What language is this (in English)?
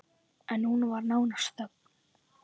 Icelandic